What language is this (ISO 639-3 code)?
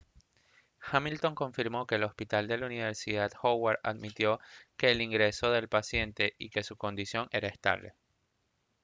spa